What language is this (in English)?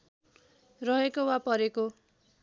Nepali